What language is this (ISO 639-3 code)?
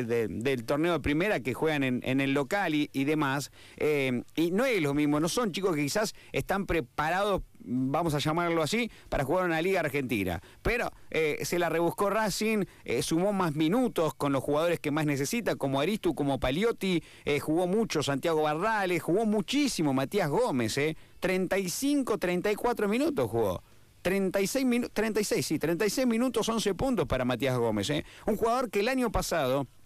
spa